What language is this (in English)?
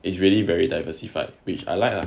English